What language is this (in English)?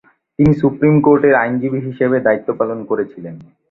Bangla